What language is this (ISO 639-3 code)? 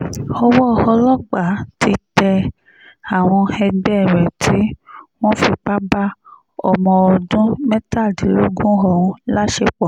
yor